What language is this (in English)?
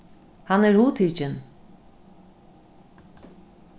Faroese